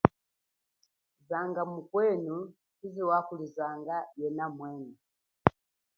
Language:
Chokwe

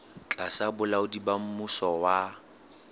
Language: Southern Sotho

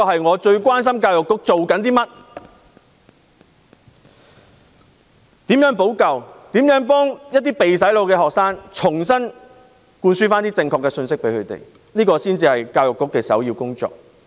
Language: Cantonese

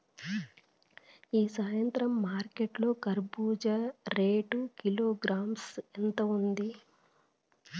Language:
Telugu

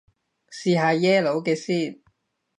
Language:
Cantonese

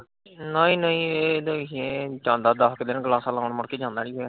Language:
Punjabi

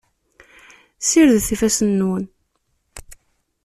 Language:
Kabyle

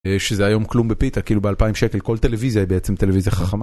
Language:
Hebrew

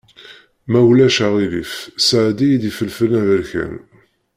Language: Kabyle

